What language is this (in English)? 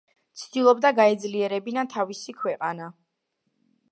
Georgian